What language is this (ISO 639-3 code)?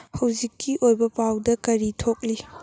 mni